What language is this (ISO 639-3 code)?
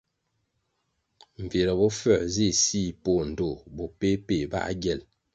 nmg